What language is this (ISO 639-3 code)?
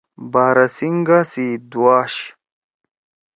trw